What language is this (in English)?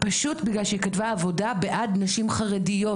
Hebrew